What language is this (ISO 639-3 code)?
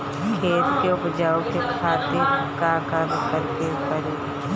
bho